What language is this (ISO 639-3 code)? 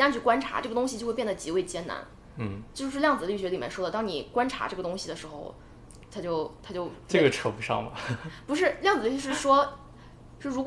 zho